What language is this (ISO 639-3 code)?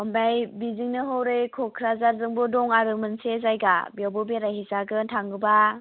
brx